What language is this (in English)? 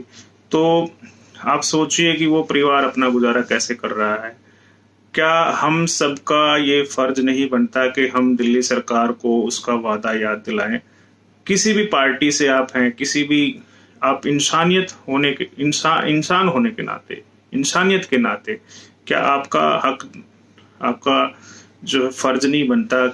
Hindi